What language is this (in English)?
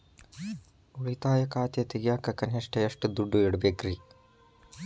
Kannada